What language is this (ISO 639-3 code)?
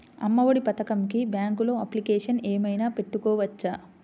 tel